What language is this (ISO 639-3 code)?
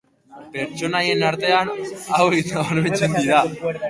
eus